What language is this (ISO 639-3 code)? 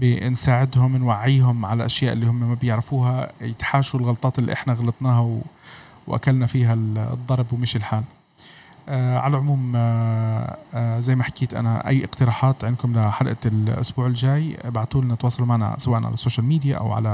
ara